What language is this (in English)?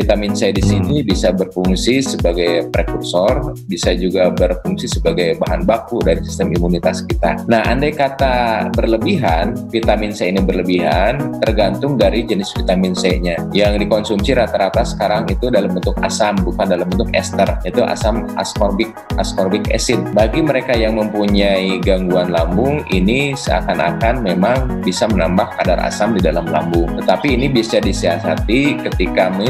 Indonesian